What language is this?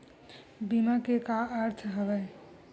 Chhattisgarhi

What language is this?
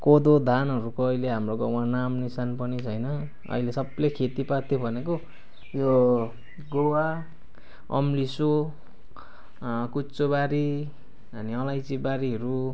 Nepali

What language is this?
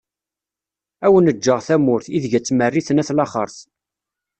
Kabyle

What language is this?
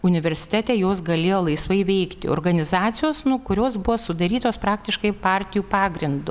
Lithuanian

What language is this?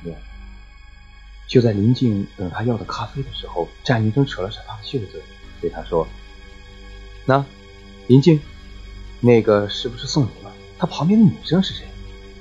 Chinese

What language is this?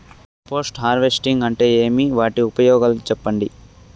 Telugu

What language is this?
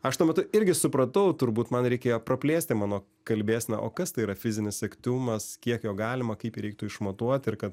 Lithuanian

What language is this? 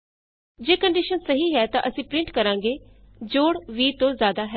Punjabi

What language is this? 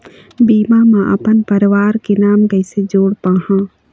Chhattisgarhi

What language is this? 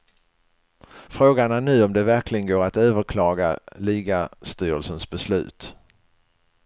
Swedish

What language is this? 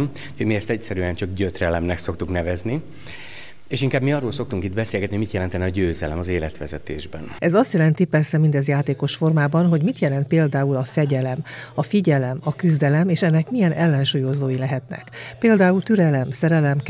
Hungarian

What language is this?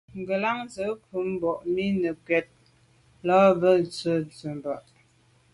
Medumba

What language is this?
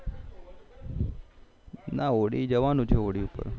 Gujarati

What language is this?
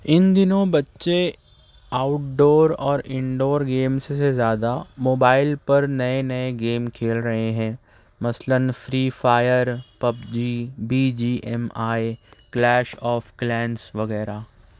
Urdu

